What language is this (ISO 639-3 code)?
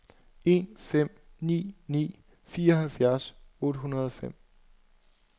dan